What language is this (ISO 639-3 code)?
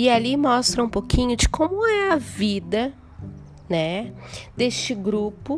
por